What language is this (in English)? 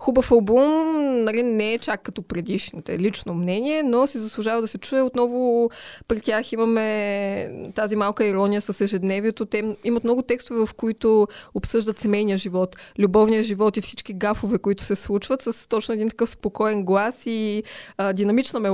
Bulgarian